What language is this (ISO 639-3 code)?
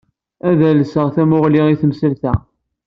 kab